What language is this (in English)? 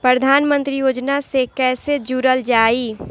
Bhojpuri